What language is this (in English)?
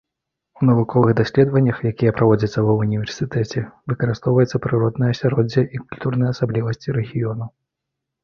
Belarusian